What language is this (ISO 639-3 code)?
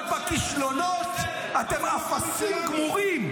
heb